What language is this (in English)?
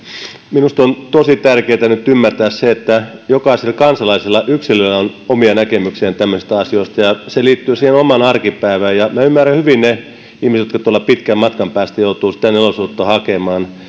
Finnish